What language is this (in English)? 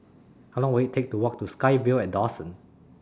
English